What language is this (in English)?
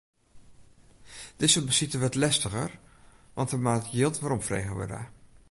Western Frisian